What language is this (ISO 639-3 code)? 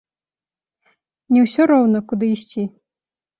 bel